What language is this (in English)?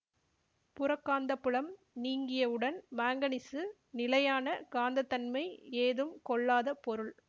Tamil